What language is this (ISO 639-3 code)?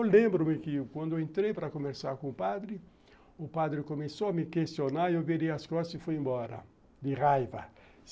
por